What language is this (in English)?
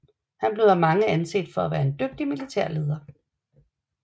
Danish